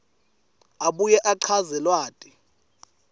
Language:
Swati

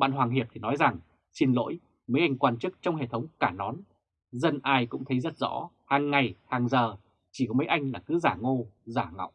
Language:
Vietnamese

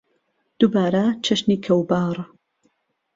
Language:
Central Kurdish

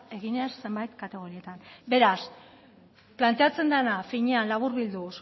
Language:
Basque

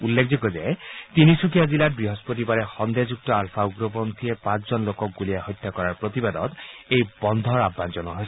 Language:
Assamese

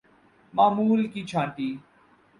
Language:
Urdu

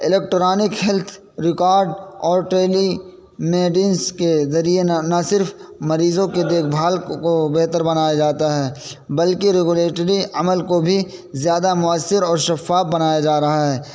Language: Urdu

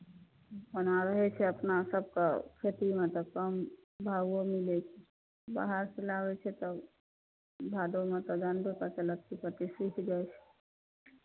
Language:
Maithili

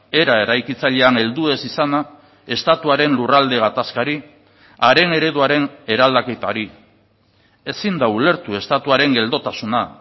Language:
Basque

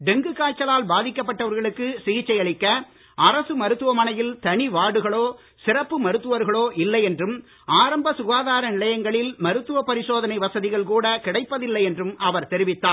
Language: Tamil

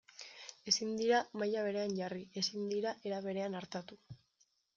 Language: Basque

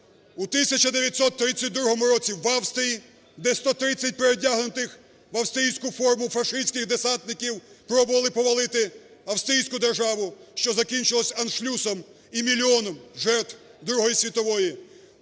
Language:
Ukrainian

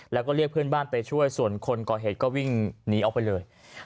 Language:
Thai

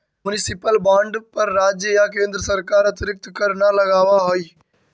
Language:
Magahi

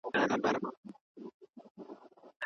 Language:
Pashto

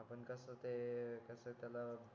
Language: Marathi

